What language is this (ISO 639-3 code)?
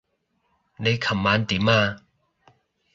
yue